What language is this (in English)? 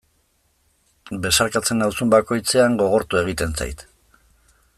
Basque